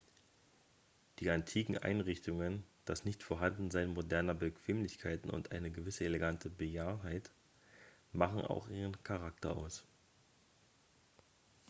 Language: German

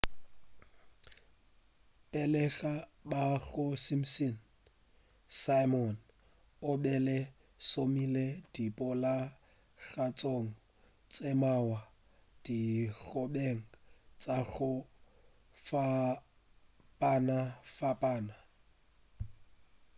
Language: Northern Sotho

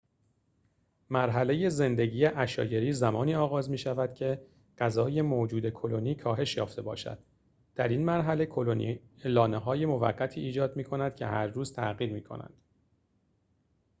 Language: Persian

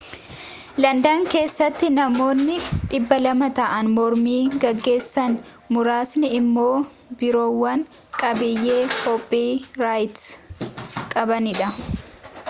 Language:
Oromo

